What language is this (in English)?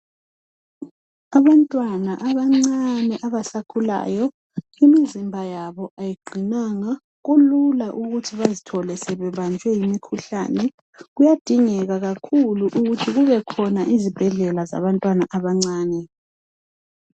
North Ndebele